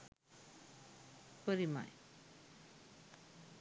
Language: Sinhala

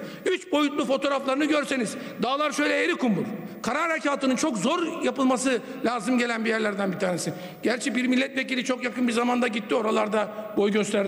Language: Turkish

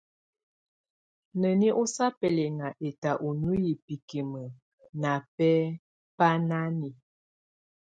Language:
Tunen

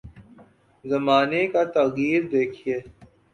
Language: Urdu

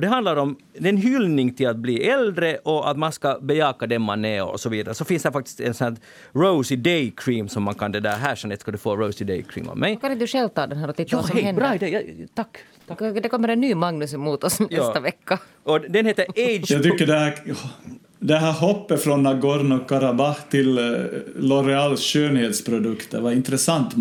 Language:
Swedish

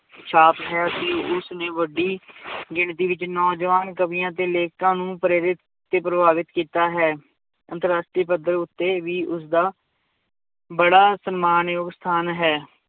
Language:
Punjabi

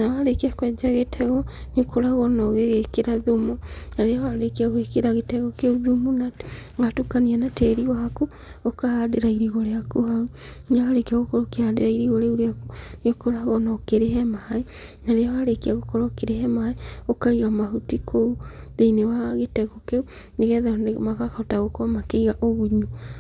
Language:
Kikuyu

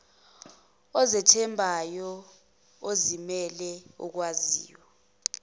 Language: Zulu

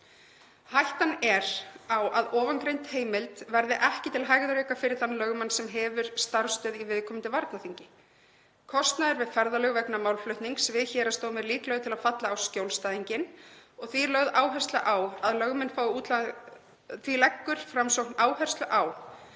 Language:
Icelandic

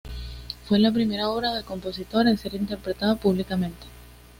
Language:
Spanish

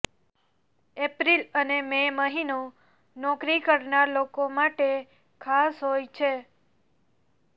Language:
Gujarati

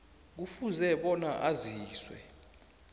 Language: South Ndebele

